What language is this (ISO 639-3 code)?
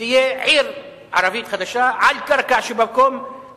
heb